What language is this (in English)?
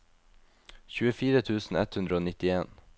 Norwegian